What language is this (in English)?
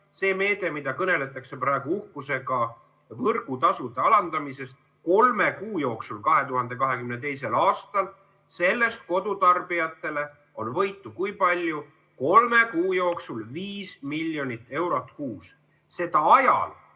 Estonian